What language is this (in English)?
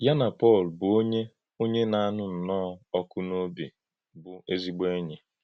Igbo